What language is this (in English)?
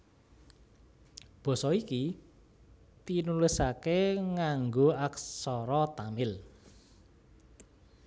Javanese